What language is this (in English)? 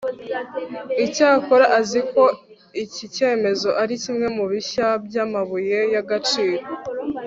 Kinyarwanda